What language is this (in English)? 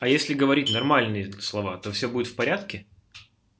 Russian